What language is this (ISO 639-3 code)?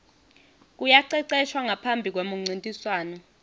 ssw